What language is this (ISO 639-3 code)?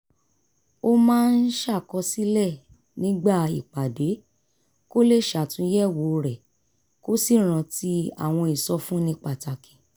yor